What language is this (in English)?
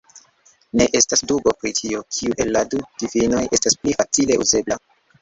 Esperanto